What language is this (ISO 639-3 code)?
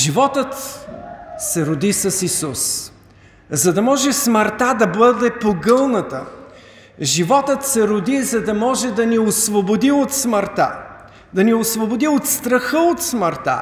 bul